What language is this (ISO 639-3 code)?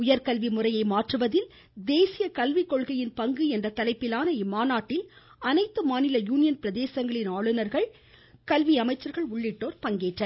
tam